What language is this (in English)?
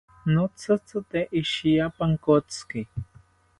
South Ucayali Ashéninka